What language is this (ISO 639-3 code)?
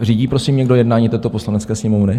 ces